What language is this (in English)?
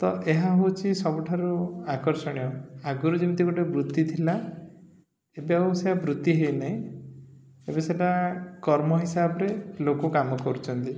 Odia